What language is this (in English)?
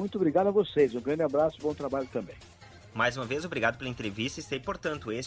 Portuguese